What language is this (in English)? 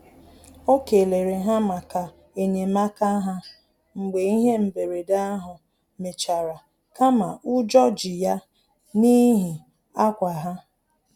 Igbo